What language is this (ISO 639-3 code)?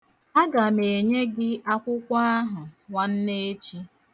ibo